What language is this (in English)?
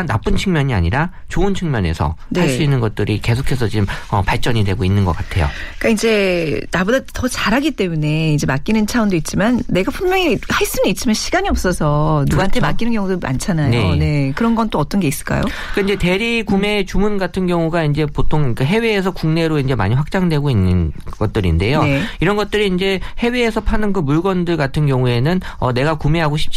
Korean